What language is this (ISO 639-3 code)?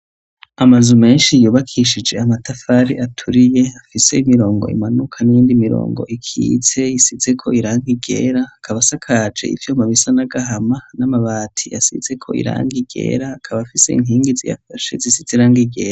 run